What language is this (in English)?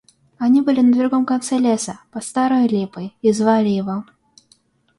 Russian